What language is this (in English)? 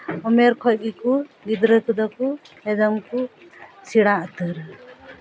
Santali